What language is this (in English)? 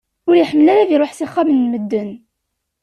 Kabyle